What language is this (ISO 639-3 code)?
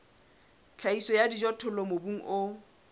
sot